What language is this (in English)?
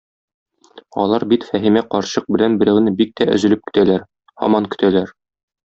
Tatar